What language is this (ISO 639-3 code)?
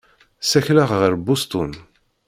kab